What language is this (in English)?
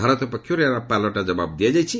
Odia